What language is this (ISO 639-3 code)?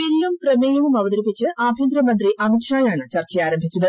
mal